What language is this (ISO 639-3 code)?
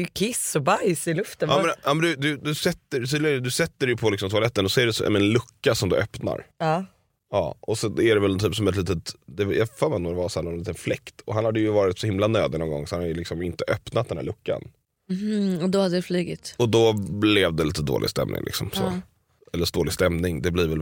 swe